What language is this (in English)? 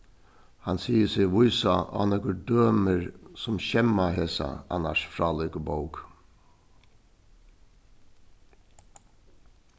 Faroese